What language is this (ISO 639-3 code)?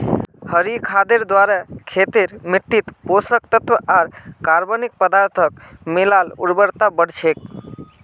mag